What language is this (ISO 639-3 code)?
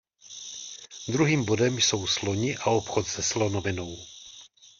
ces